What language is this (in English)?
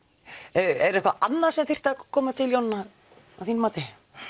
Icelandic